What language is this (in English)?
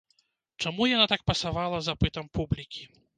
Belarusian